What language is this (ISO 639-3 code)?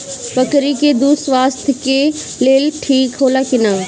bho